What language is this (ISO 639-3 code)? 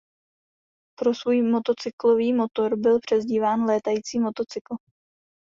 ces